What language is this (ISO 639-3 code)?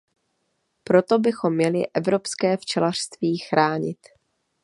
ces